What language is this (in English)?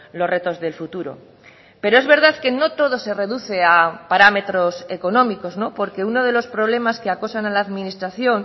Spanish